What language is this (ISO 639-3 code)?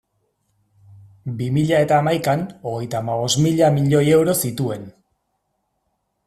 eus